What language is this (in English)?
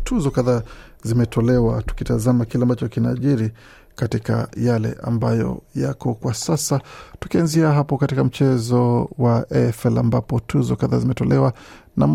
Swahili